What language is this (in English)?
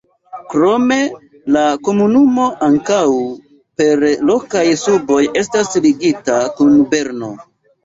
Esperanto